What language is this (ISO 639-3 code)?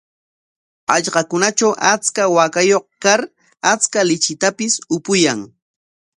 qwa